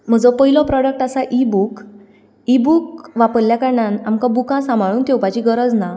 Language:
Konkani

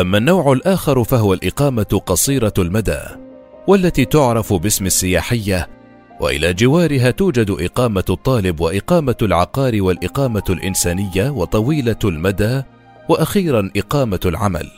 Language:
Arabic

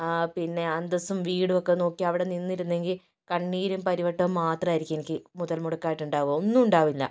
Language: Malayalam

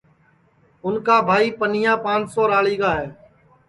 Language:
Sansi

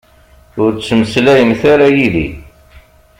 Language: Kabyle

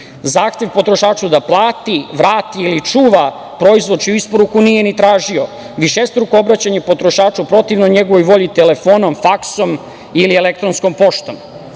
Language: Serbian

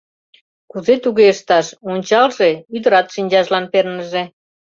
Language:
Mari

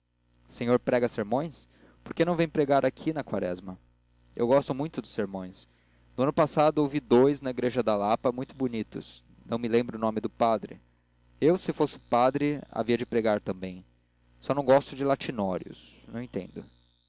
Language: Portuguese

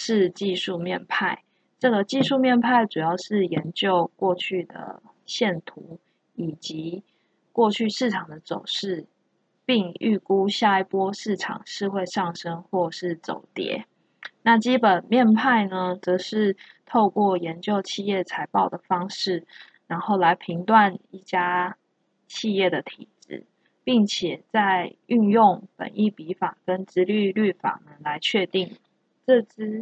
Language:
Chinese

